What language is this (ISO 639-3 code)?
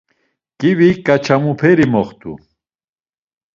lzz